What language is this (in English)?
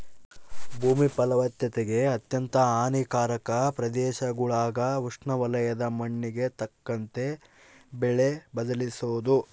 Kannada